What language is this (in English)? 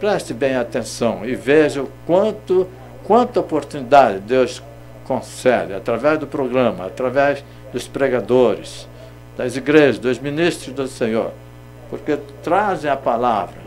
Portuguese